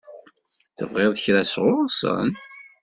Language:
Kabyle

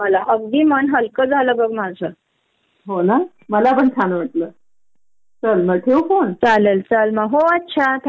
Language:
Marathi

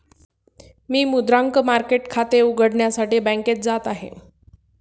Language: Marathi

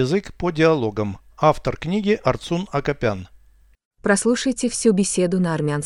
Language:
Russian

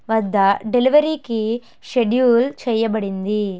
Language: Telugu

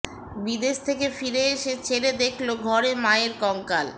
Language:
Bangla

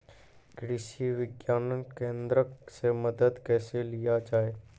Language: Maithili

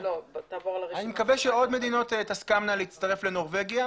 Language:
Hebrew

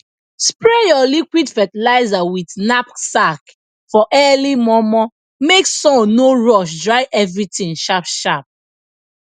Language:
Nigerian Pidgin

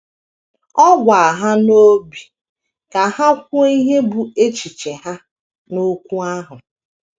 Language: Igbo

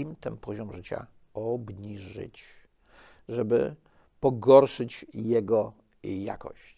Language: Polish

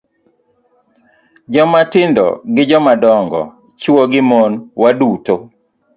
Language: Luo (Kenya and Tanzania)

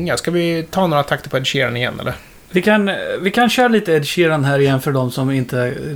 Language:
Swedish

